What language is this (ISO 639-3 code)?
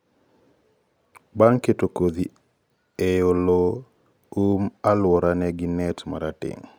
luo